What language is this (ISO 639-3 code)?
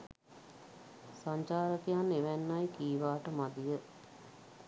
sin